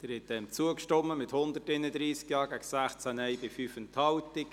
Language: Swiss German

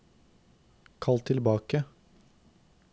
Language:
Norwegian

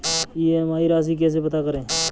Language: Hindi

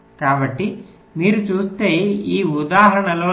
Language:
Telugu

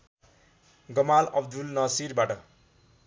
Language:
Nepali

